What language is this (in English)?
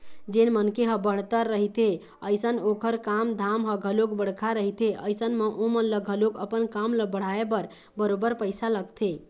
Chhattisgarhi